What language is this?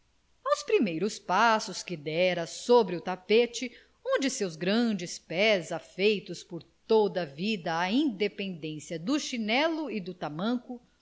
Portuguese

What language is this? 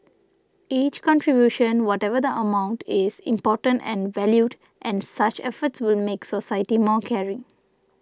English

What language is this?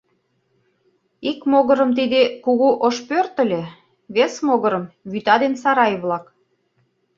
Mari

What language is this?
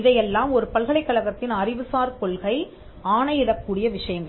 Tamil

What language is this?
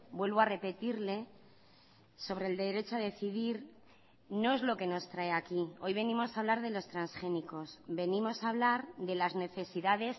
Spanish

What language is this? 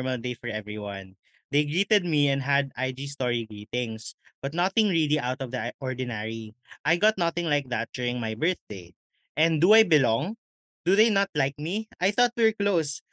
Filipino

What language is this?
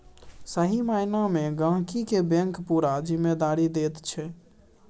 Maithili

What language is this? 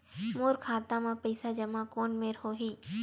Chhattisgarhi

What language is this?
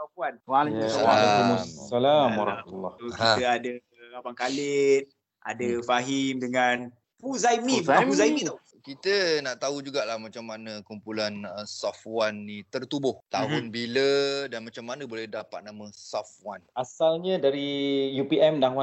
Malay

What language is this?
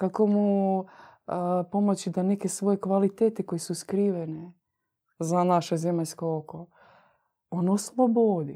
Croatian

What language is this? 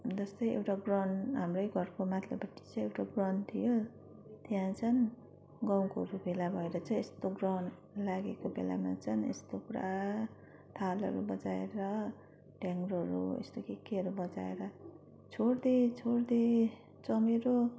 Nepali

